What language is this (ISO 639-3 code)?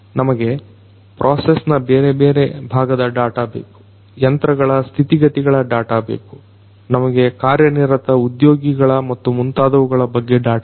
kan